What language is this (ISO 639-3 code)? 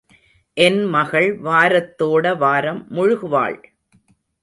tam